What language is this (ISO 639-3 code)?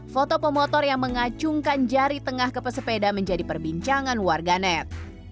ind